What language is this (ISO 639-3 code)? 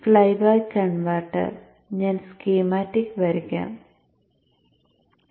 mal